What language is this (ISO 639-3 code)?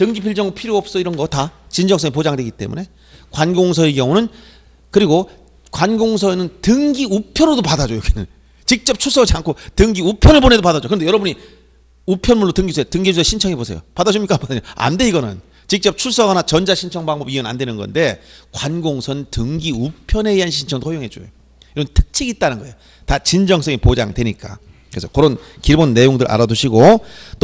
kor